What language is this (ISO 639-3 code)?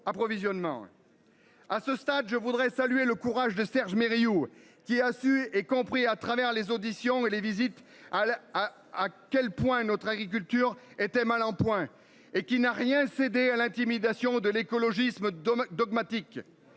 fra